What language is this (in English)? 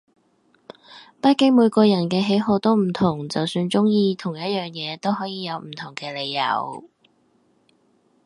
Cantonese